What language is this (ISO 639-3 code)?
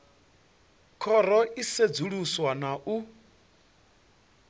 ven